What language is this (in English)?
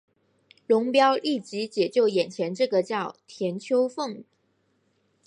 Chinese